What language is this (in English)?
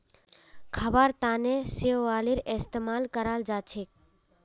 Magahi